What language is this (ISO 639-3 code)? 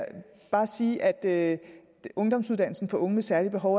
dan